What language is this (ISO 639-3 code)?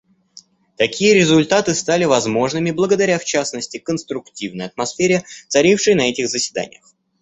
rus